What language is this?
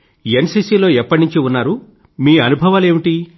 Telugu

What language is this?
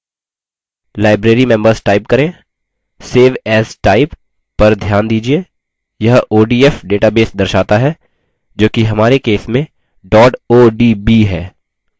Hindi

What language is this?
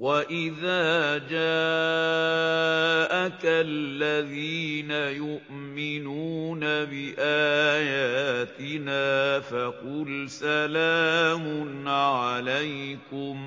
Arabic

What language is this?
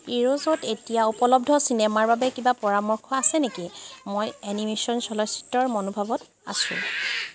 Assamese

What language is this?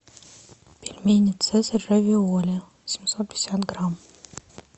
Russian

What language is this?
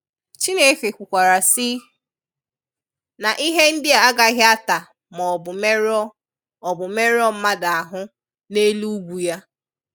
Igbo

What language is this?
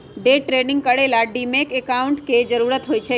Magahi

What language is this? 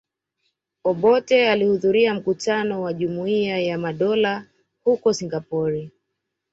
Swahili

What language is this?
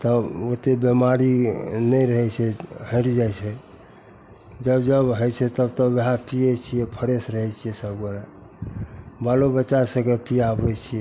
Maithili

